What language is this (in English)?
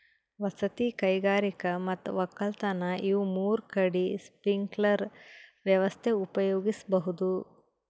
Kannada